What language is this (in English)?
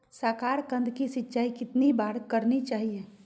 Magahi